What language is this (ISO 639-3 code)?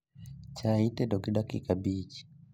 luo